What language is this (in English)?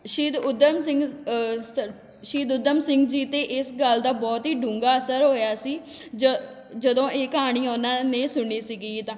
Punjabi